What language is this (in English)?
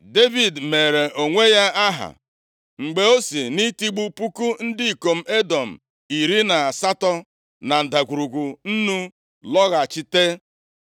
Igbo